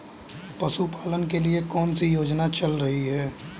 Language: Hindi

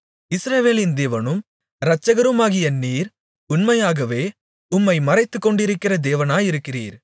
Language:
Tamil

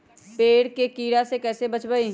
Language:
Magahi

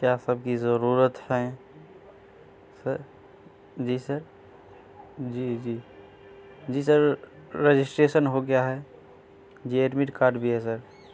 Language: Urdu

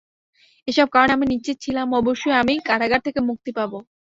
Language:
Bangla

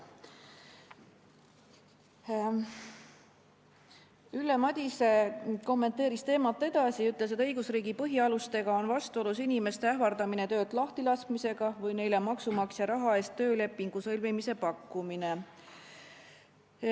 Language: Estonian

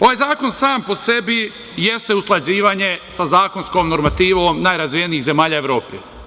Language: Serbian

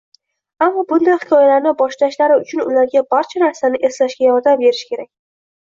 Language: Uzbek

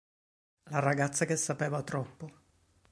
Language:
Italian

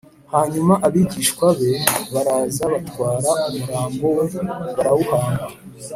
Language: Kinyarwanda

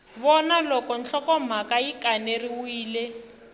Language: Tsonga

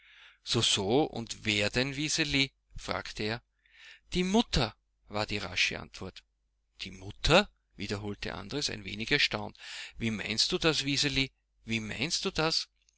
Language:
German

